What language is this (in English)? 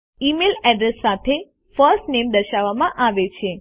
Gujarati